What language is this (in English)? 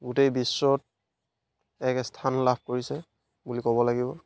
Assamese